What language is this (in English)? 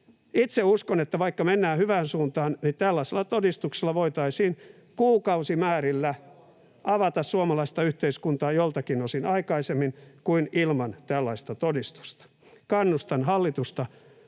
Finnish